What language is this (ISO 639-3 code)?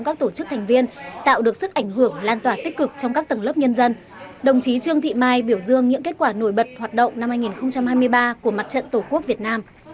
vie